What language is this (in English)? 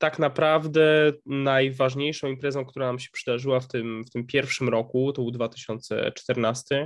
Polish